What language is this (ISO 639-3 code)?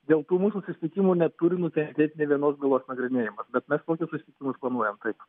lit